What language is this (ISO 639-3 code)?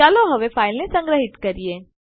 guj